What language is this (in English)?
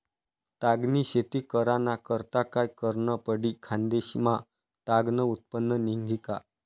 Marathi